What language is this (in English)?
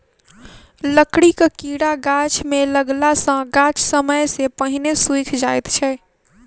Maithili